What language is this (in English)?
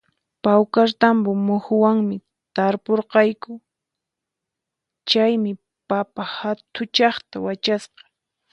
Puno Quechua